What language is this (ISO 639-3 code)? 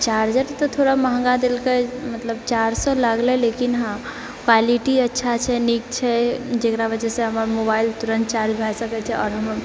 mai